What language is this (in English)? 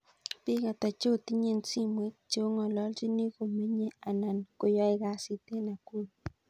Kalenjin